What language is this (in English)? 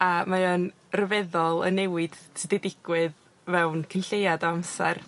Welsh